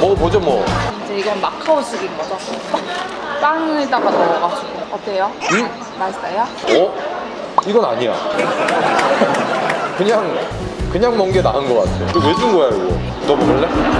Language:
Korean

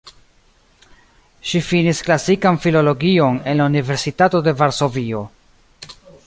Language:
Esperanto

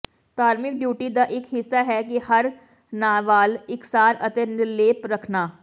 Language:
Punjabi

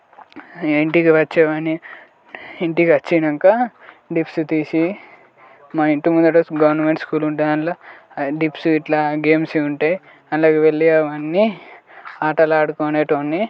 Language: Telugu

